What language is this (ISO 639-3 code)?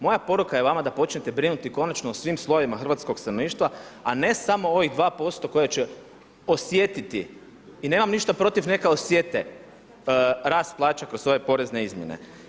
hrv